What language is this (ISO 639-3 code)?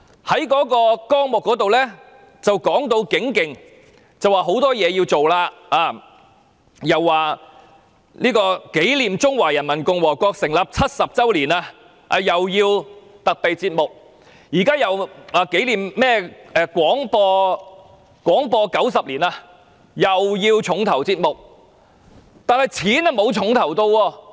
yue